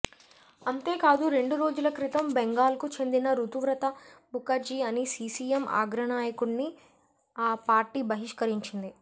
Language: Telugu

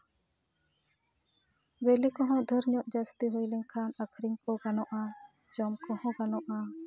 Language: Santali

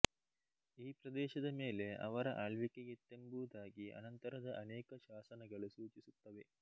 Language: Kannada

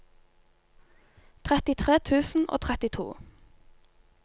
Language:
Norwegian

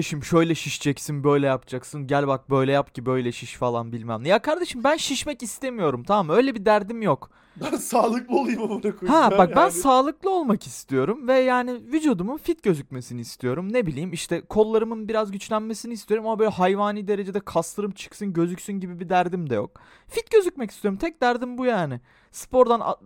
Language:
Turkish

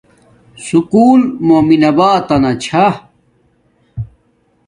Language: Domaaki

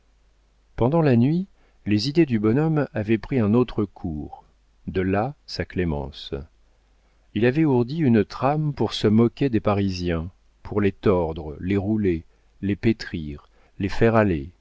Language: French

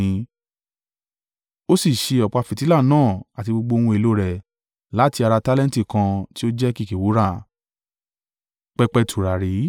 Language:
Yoruba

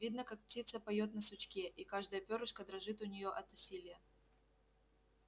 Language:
Russian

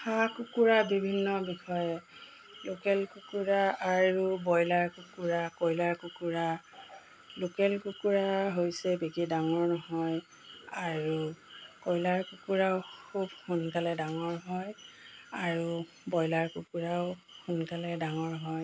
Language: Assamese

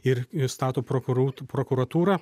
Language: Lithuanian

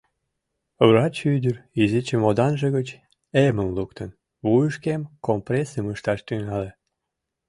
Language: Mari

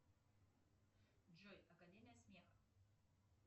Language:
Russian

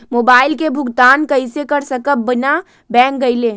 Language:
Magahi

